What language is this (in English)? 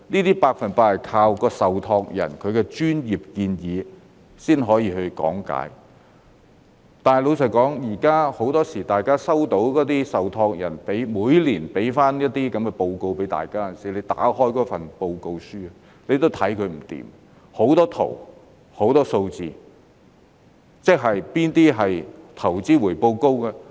Cantonese